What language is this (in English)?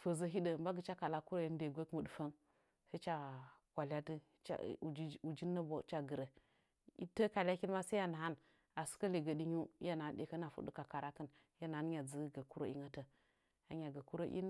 Nzanyi